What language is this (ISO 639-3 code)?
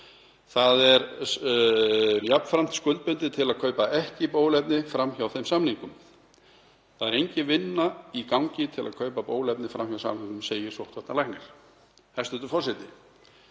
isl